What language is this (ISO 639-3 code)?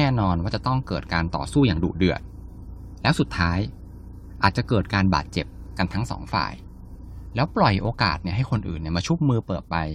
tha